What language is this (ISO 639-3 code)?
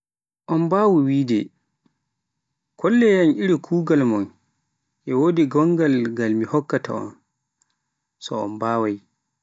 fuf